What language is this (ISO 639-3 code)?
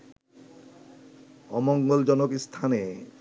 ben